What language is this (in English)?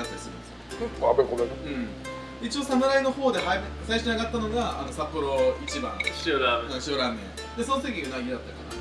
Japanese